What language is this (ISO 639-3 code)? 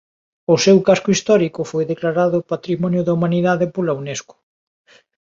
glg